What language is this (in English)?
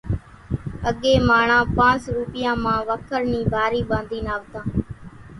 Kachi Koli